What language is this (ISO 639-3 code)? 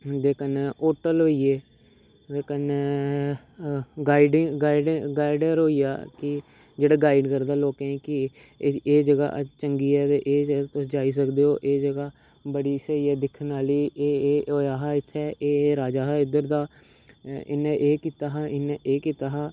doi